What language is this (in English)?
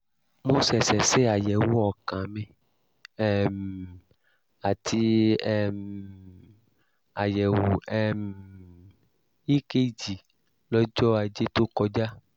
Yoruba